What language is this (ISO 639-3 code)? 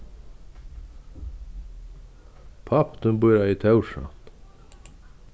fao